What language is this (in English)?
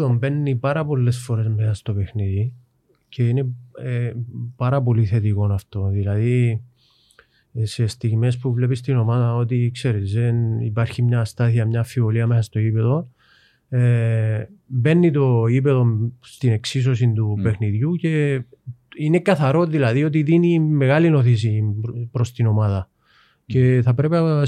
Greek